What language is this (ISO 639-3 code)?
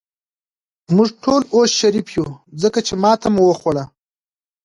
pus